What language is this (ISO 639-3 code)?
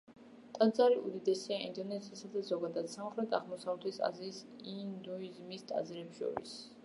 kat